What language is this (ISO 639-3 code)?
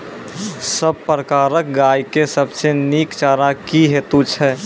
mai